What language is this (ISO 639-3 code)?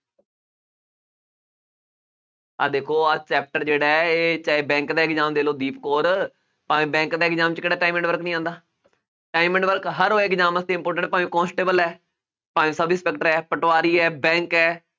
pan